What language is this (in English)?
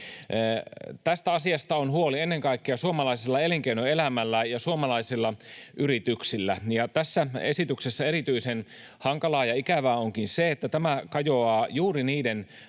Finnish